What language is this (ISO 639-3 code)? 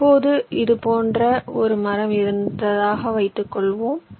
tam